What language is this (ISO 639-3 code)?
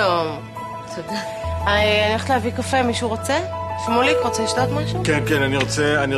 heb